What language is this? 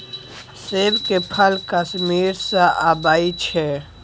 Maithili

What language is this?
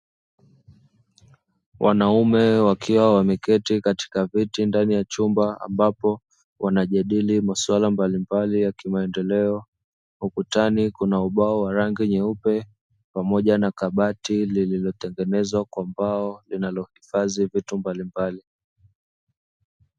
Swahili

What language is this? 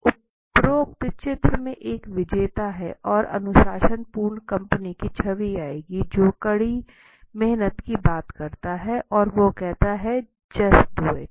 Hindi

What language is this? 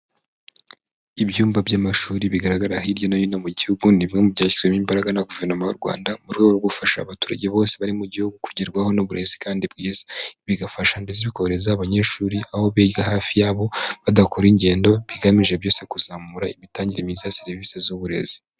Kinyarwanda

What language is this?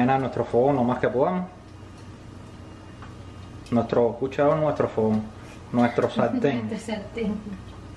Spanish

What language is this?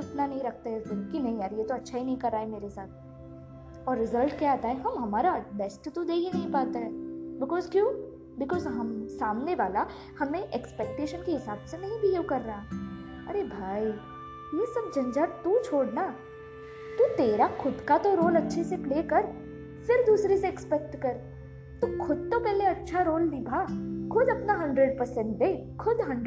Hindi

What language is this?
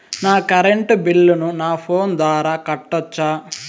Telugu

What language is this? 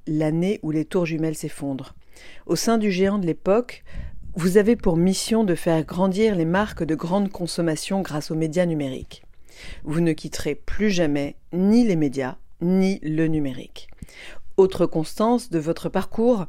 French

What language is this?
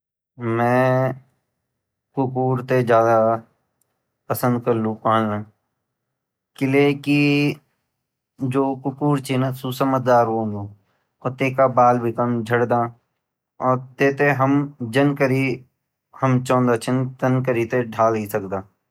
Garhwali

